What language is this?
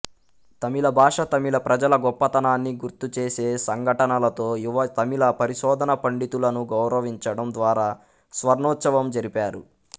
Telugu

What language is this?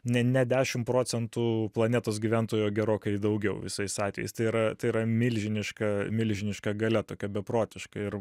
Lithuanian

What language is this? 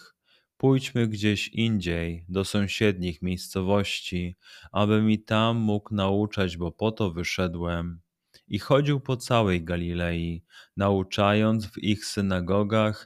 Polish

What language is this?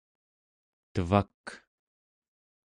Central Yupik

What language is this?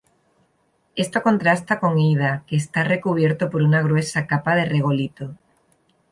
Spanish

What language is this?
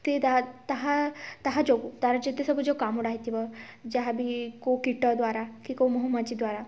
Odia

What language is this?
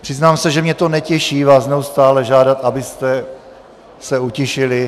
Czech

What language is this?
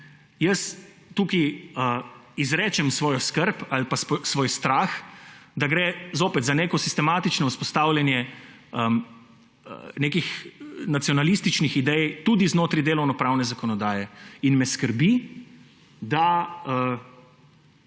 Slovenian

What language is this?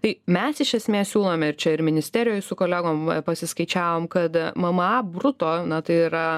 Lithuanian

